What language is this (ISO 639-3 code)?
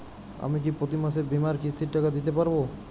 ben